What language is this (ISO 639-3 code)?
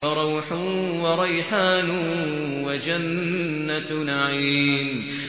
ara